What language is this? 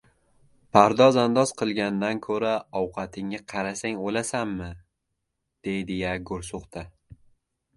Uzbek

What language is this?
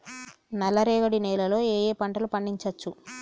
Telugu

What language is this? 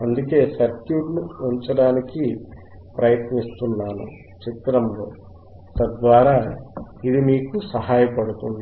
Telugu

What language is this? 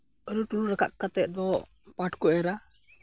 Santali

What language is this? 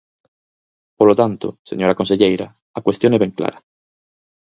Galician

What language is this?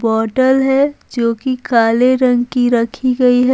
Hindi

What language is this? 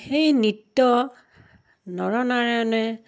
Assamese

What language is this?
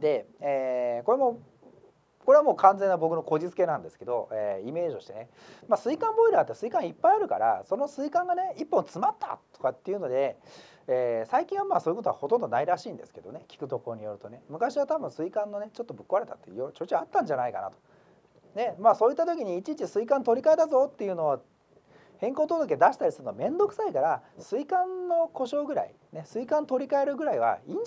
Japanese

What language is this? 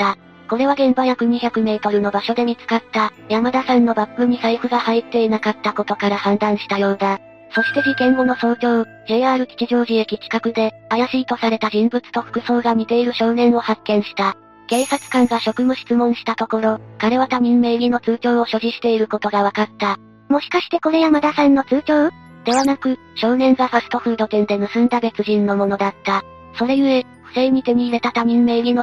Japanese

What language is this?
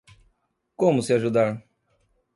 Portuguese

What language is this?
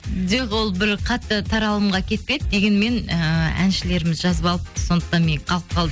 Kazakh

